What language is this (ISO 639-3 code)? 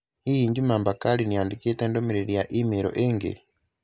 kik